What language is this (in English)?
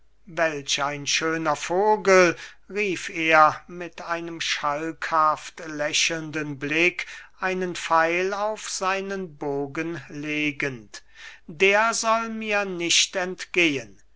German